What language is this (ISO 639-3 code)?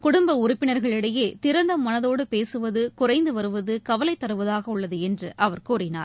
tam